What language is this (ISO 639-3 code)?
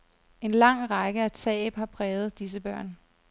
dan